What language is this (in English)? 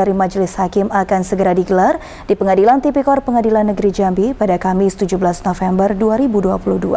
Indonesian